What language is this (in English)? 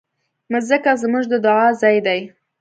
Pashto